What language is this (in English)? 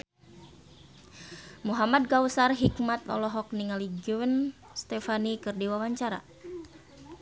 Sundanese